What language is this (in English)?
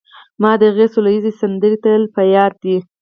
Pashto